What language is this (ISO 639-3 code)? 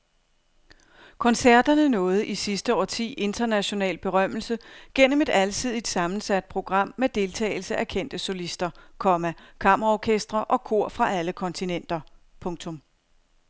dan